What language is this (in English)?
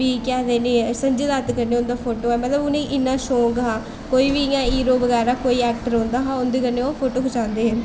Dogri